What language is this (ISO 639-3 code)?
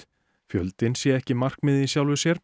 isl